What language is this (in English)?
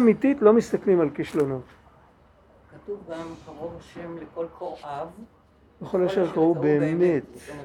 Hebrew